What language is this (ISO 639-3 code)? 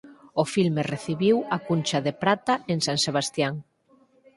glg